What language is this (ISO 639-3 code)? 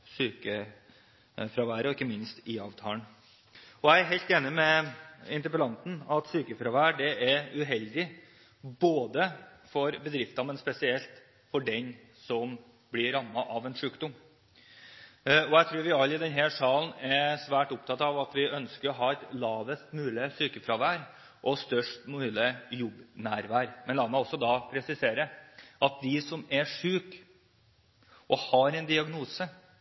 nob